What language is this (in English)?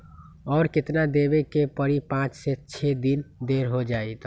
Magahi